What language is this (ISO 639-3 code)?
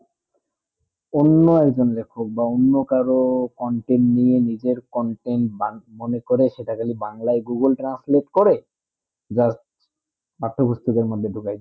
ben